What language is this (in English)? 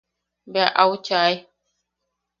Yaqui